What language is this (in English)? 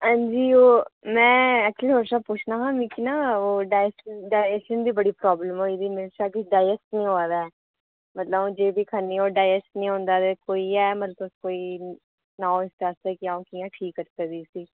Dogri